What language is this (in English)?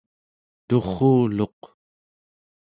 Central Yupik